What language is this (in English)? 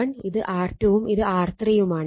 Malayalam